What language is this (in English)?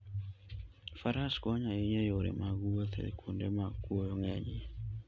Luo (Kenya and Tanzania)